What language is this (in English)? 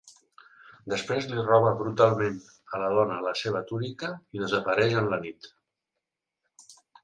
Catalan